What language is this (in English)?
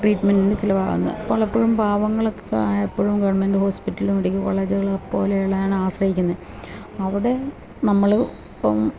Malayalam